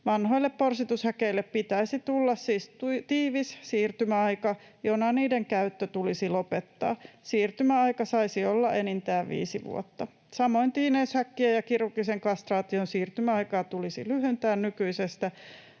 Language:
Finnish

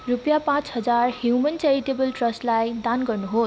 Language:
Nepali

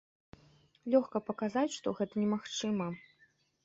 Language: Belarusian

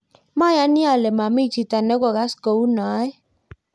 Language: Kalenjin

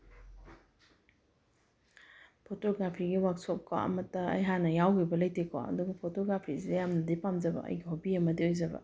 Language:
Manipuri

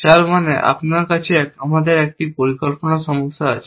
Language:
Bangla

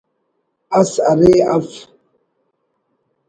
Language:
Brahui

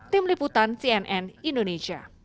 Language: Indonesian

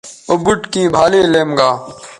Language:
Bateri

